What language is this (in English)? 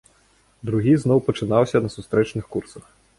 Belarusian